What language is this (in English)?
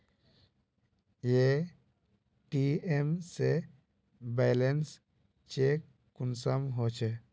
Magahi